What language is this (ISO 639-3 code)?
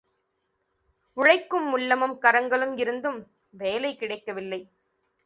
tam